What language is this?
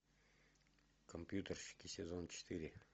Russian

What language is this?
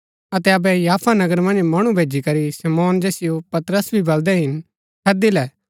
Gaddi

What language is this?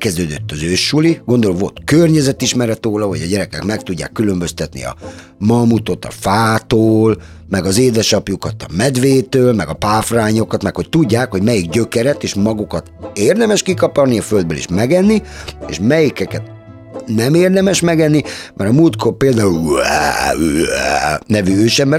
Hungarian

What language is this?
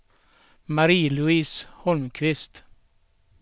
Swedish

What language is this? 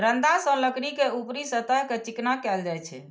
Maithili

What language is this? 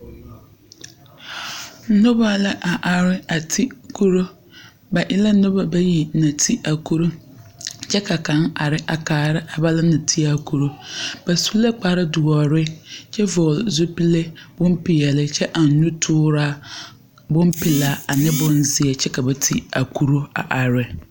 Southern Dagaare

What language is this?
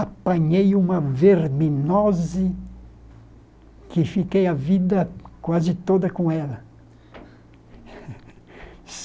Portuguese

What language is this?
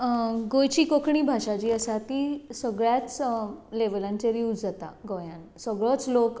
Konkani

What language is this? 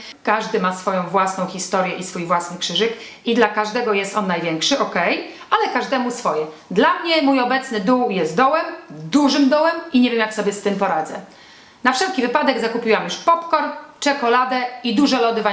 Polish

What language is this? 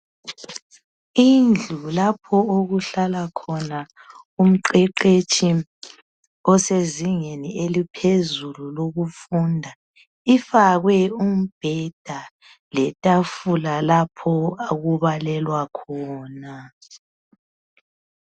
North Ndebele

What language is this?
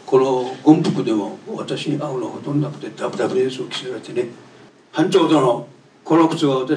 Japanese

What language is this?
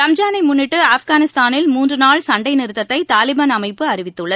Tamil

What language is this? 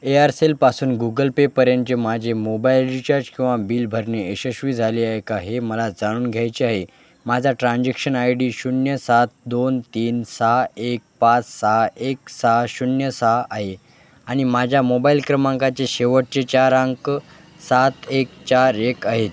Marathi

